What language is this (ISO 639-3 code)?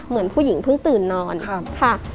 tha